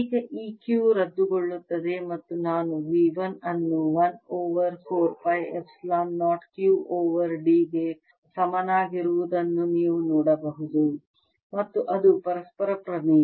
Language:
Kannada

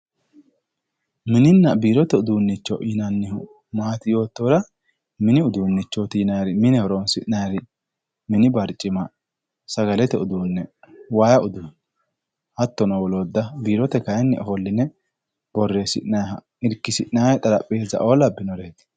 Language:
Sidamo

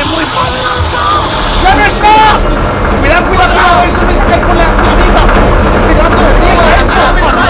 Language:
Spanish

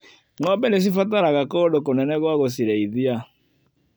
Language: Kikuyu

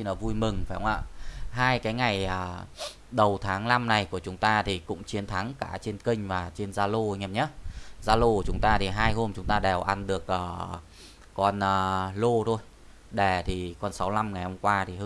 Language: Vietnamese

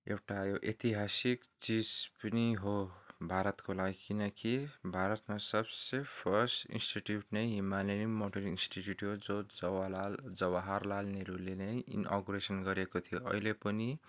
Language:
Nepali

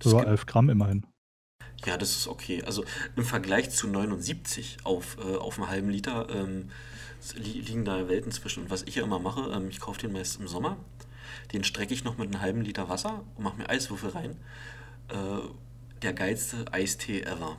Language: German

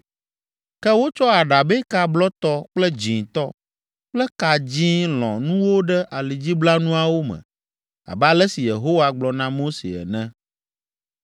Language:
Ewe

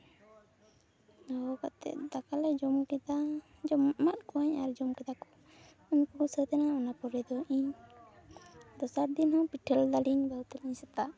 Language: Santali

